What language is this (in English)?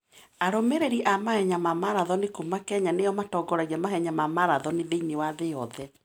Kikuyu